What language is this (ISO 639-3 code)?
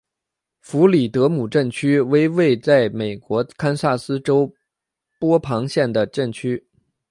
zho